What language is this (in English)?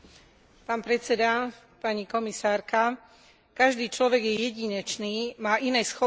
Slovak